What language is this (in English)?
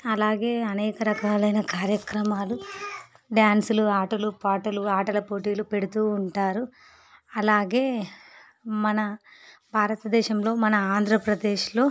Telugu